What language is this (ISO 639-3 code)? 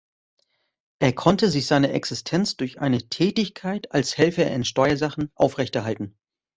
deu